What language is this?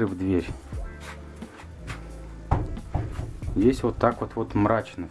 Russian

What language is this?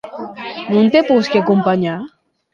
Occitan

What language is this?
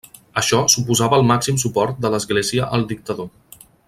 Catalan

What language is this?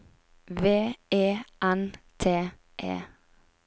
Norwegian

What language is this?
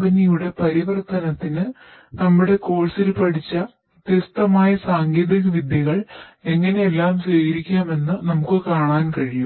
Malayalam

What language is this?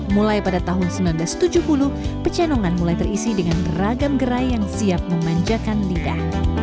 Indonesian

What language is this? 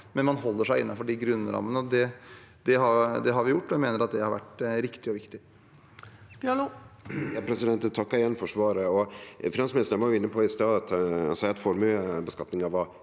Norwegian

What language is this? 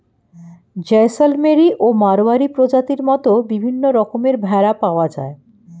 Bangla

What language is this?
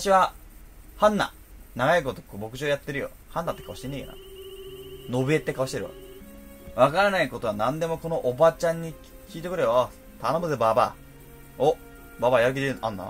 Japanese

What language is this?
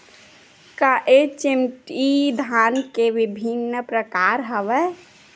Chhattisgarhi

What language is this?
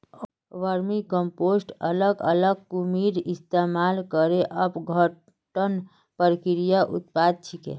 Magahi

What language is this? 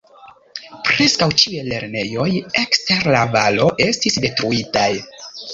Esperanto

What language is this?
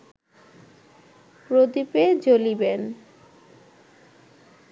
Bangla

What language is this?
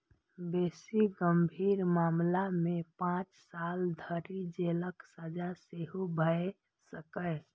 Maithili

